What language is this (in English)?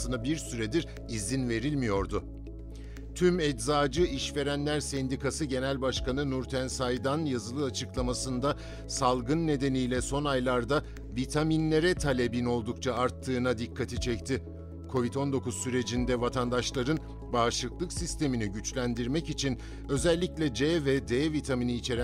Turkish